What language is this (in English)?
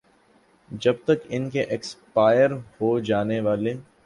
Urdu